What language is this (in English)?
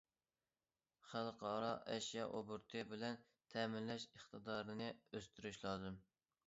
Uyghur